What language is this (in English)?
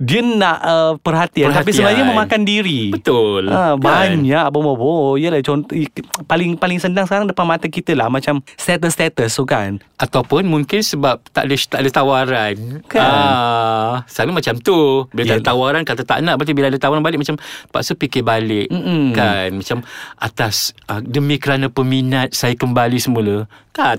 Malay